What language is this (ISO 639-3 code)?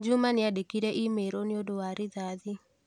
kik